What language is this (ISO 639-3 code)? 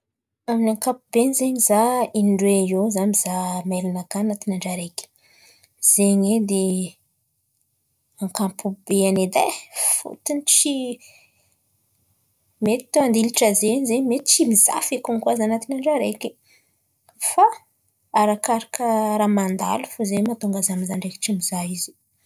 xmv